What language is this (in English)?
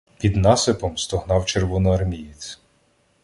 Ukrainian